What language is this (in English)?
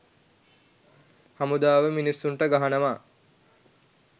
Sinhala